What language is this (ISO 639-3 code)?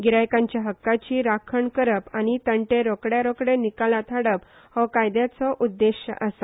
kok